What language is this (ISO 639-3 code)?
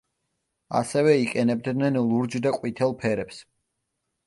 kat